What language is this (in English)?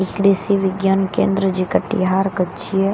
Maithili